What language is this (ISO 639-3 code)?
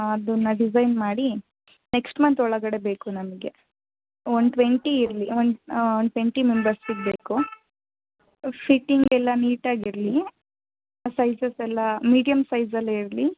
kan